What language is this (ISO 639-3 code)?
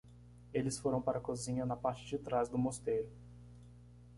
por